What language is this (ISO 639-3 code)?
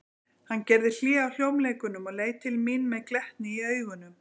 isl